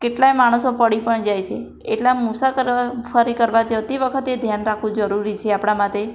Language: Gujarati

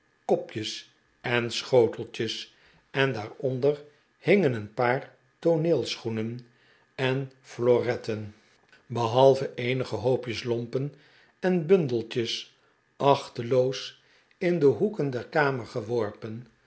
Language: Dutch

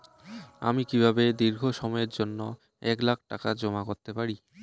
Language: Bangla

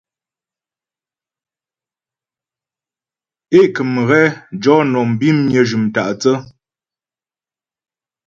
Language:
Ghomala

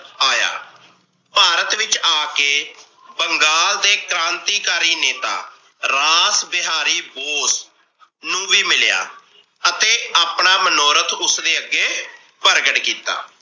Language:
Punjabi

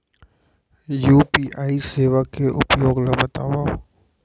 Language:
Chhattisgarhi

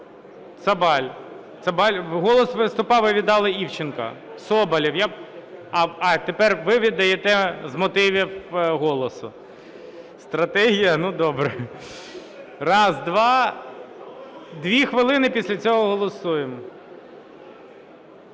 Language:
Ukrainian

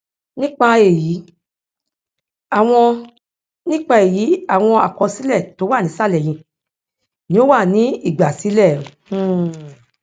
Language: Yoruba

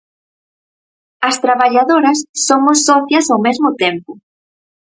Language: Galician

